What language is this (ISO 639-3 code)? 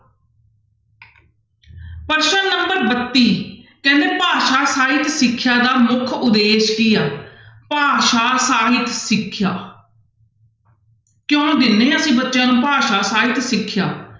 pan